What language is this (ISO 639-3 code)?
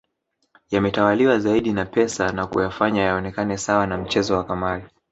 swa